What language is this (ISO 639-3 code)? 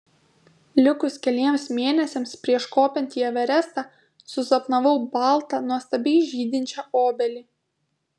lit